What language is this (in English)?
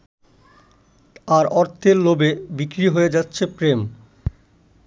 Bangla